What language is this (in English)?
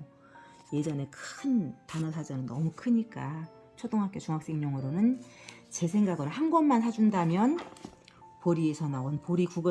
Korean